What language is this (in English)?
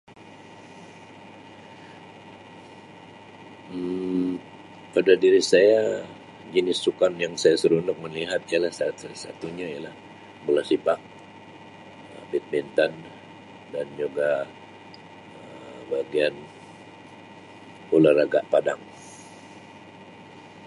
Sabah Malay